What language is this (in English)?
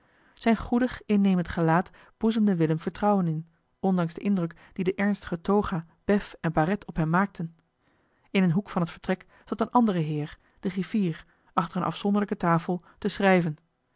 Dutch